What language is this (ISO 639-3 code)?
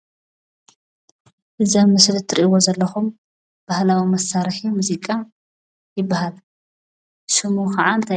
tir